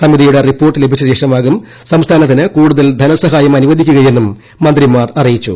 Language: Malayalam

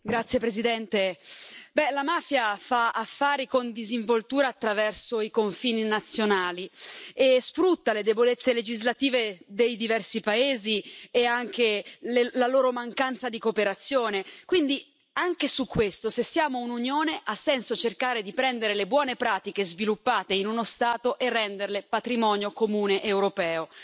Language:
Italian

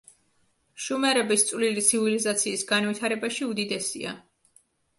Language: Georgian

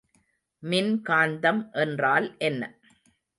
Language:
Tamil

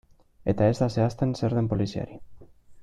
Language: Basque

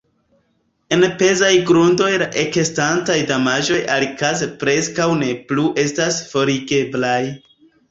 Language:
Esperanto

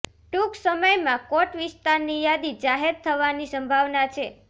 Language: Gujarati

